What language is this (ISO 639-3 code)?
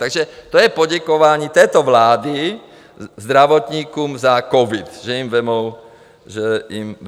ces